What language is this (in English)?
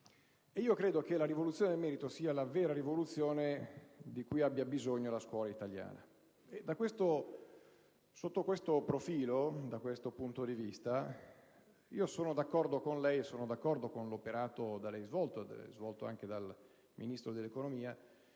Italian